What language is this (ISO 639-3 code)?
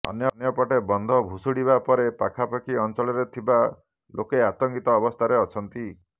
ori